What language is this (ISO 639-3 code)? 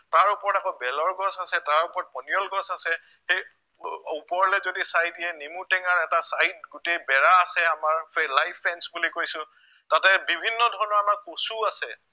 asm